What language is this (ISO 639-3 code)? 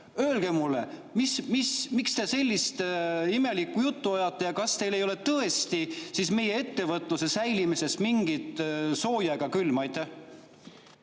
est